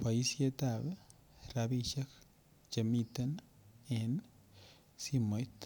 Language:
Kalenjin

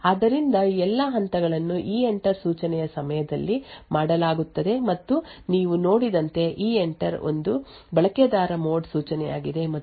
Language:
Kannada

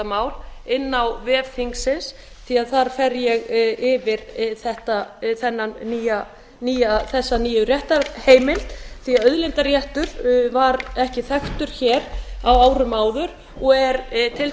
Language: Icelandic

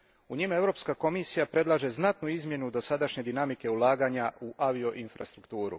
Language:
Croatian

